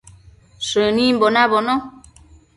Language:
Matsés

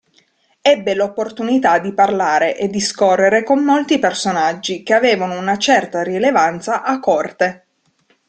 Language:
Italian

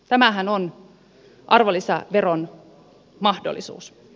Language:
Finnish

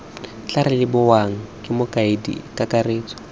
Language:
Tswana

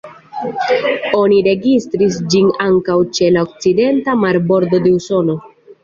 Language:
Esperanto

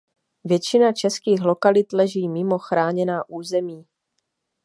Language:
Czech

